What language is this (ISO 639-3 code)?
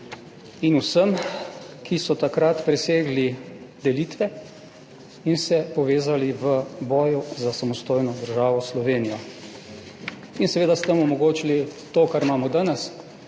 slv